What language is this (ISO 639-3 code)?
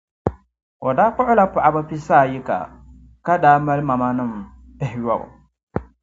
dag